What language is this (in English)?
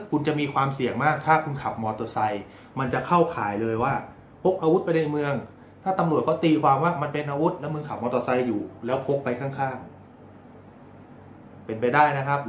Thai